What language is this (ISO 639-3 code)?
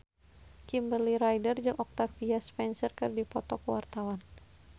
sun